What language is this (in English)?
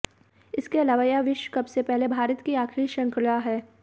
Hindi